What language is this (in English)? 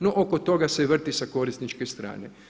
Croatian